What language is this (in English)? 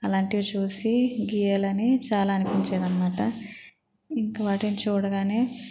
Telugu